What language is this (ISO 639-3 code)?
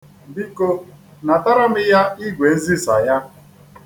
ibo